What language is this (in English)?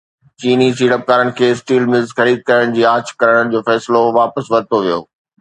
Sindhi